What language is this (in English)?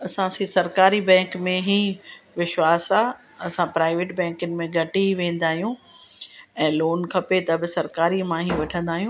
Sindhi